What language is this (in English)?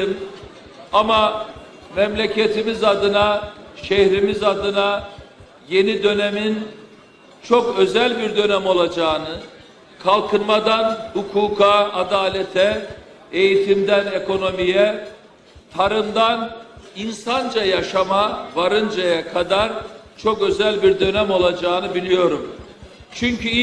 Turkish